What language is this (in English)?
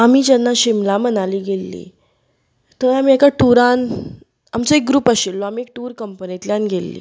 Konkani